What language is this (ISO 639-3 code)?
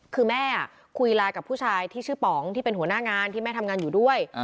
tha